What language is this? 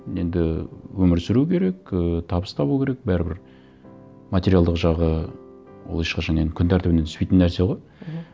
Kazakh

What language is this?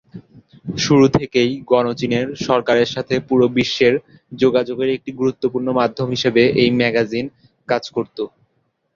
Bangla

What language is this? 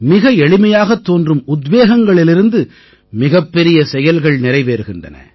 Tamil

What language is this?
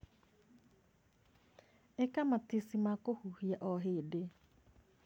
Kikuyu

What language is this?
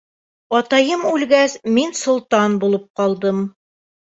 Bashkir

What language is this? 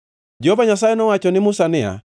Luo (Kenya and Tanzania)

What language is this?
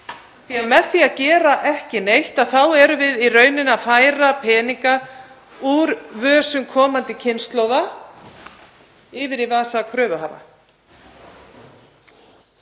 Icelandic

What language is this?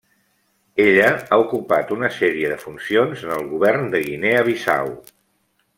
Catalan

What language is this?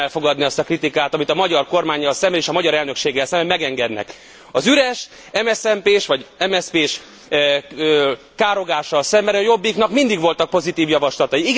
Hungarian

